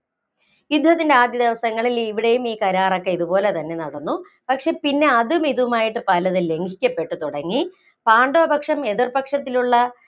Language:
Malayalam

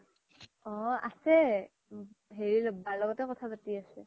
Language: Assamese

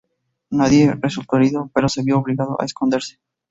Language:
Spanish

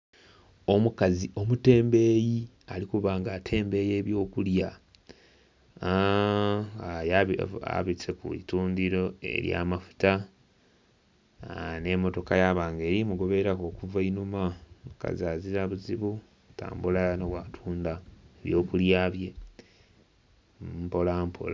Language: Soga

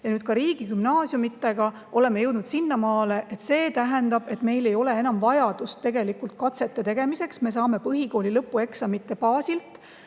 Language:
Estonian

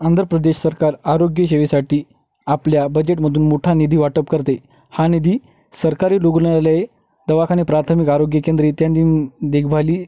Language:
Marathi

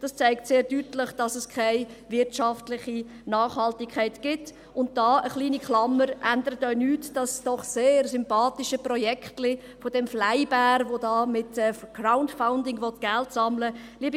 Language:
Swiss German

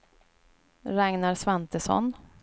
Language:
Swedish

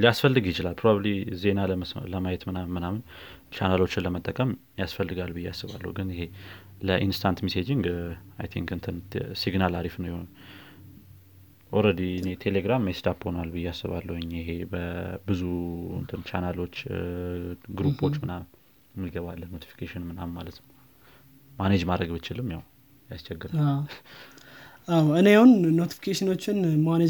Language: Amharic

